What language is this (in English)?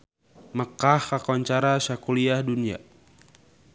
Sundanese